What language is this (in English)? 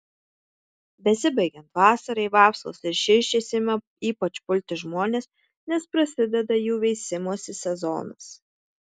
Lithuanian